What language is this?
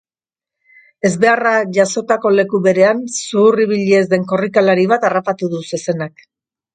Basque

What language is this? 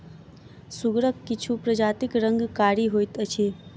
Maithili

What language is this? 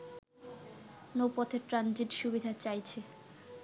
Bangla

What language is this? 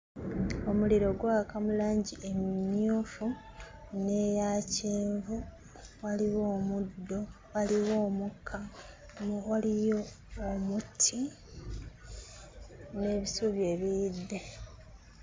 Ganda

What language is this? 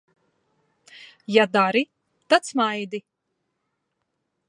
Latvian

